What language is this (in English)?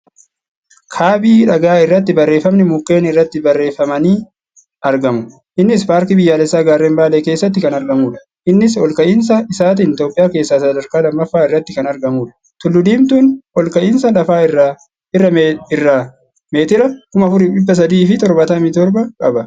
Oromo